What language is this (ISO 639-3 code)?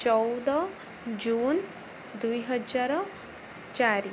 ori